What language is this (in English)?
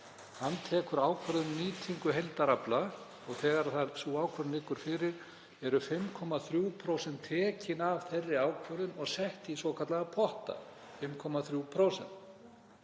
Icelandic